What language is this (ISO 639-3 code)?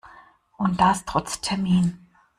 deu